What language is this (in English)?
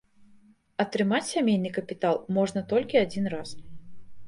Belarusian